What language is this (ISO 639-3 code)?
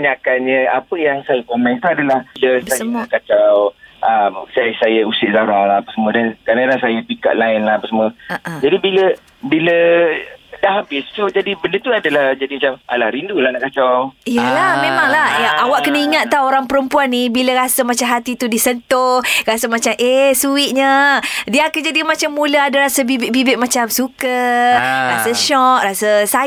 msa